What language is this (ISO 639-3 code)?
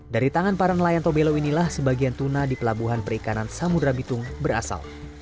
ind